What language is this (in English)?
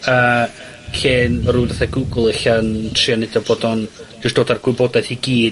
Welsh